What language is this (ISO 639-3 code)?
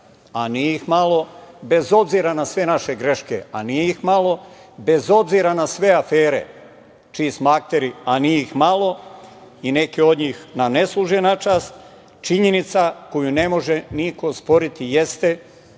srp